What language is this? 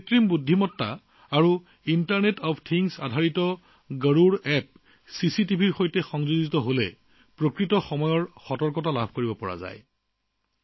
Assamese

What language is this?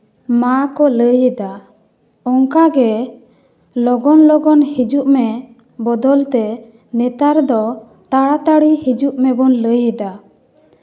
Santali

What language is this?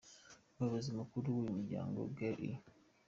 Kinyarwanda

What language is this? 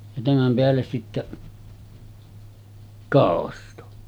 Finnish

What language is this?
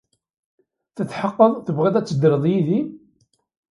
Kabyle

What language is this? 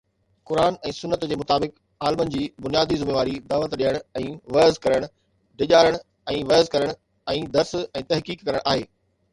Sindhi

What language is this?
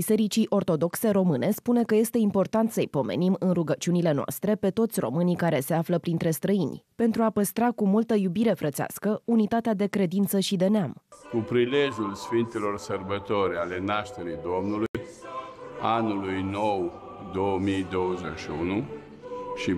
Romanian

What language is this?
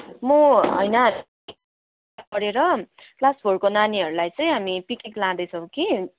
Nepali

